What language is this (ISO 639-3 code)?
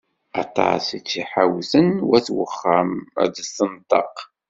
kab